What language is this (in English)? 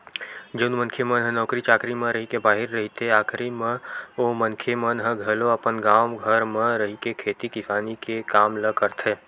Chhattisgarhi